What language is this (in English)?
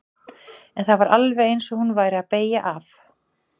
Icelandic